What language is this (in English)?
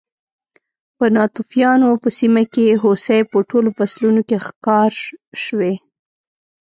Pashto